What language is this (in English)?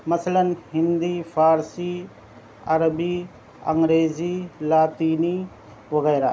Urdu